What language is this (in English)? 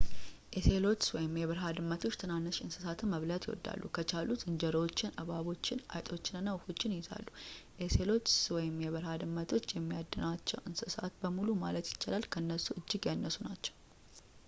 Amharic